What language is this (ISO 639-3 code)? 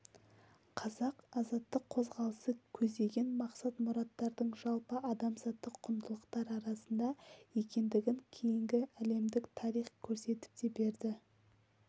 kaz